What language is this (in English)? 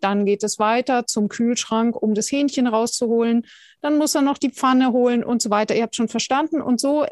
German